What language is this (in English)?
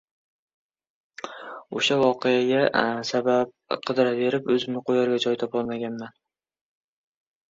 Uzbek